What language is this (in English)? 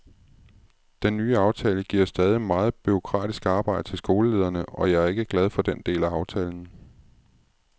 Danish